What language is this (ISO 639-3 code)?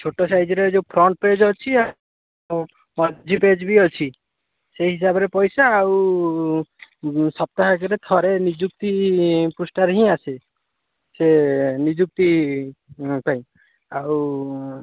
ori